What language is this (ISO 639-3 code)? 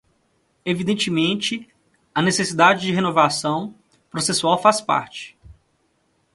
por